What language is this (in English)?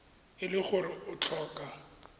Tswana